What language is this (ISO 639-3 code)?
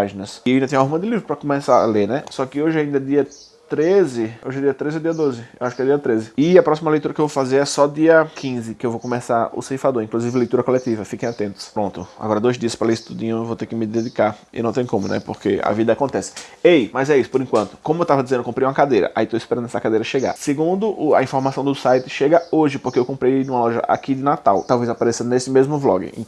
por